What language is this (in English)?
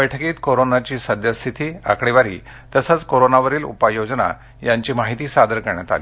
Marathi